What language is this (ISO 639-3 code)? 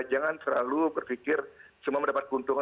ind